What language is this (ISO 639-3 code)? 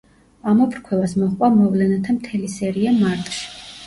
kat